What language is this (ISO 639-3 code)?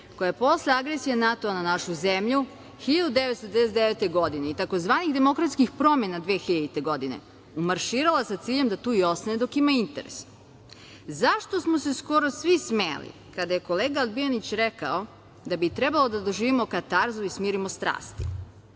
srp